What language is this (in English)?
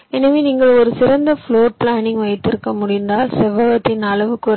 Tamil